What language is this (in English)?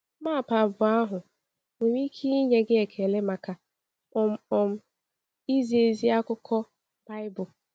Igbo